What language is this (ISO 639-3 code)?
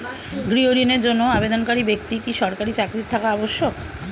ben